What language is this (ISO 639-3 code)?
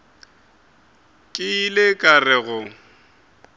nso